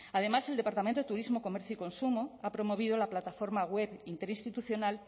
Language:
Spanish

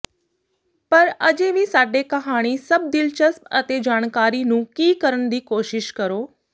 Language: Punjabi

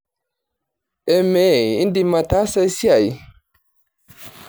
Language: Masai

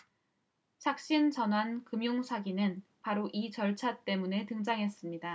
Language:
Korean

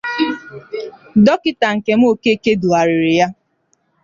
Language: Igbo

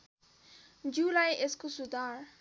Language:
Nepali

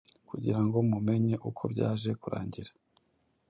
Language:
Kinyarwanda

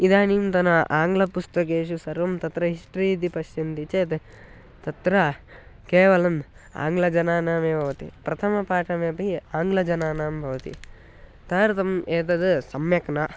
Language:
Sanskrit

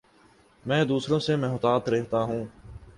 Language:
Urdu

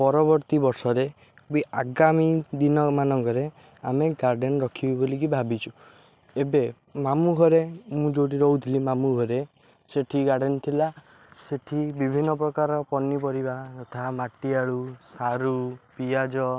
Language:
Odia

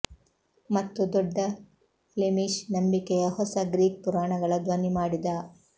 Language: Kannada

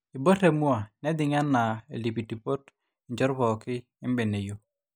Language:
Masai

